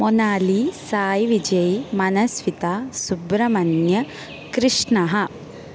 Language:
Sanskrit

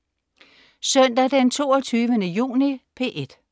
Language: Danish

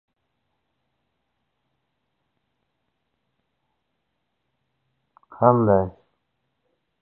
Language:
Uzbek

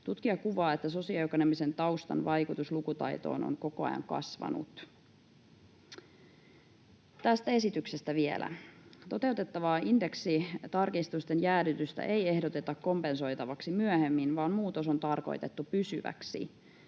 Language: Finnish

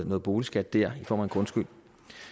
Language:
Danish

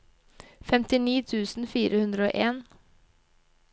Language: Norwegian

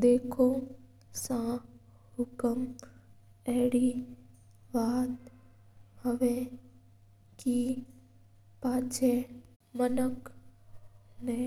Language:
Mewari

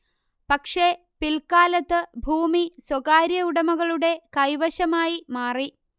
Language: Malayalam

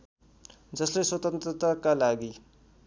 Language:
Nepali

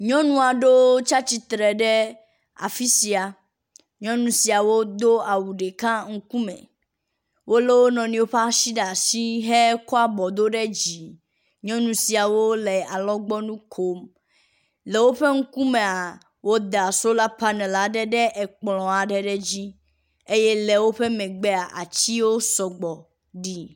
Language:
Ewe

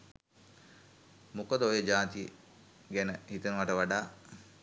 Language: Sinhala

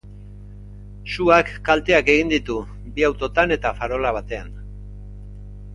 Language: Basque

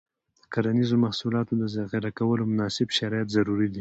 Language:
Pashto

